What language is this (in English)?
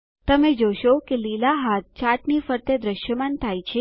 Gujarati